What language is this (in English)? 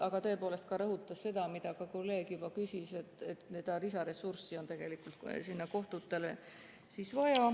Estonian